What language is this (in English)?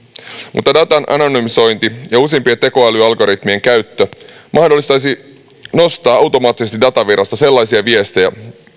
Finnish